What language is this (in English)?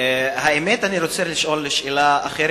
Hebrew